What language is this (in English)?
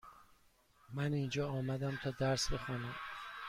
Persian